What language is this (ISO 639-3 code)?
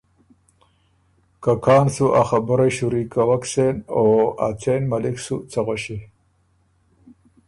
oru